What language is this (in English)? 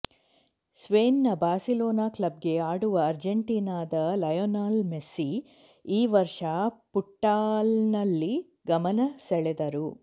Kannada